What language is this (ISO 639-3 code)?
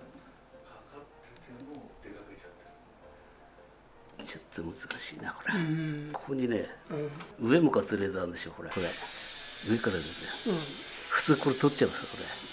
jpn